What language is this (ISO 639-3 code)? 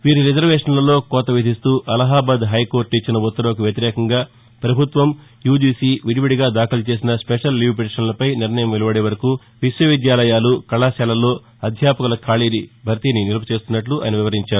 tel